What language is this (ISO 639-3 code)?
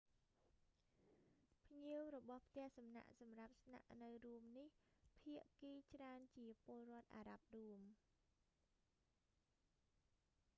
khm